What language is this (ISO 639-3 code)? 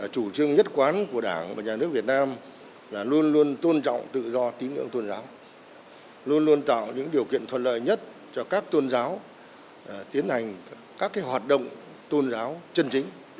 vie